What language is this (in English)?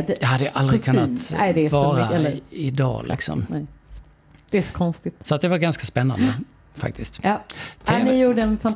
Swedish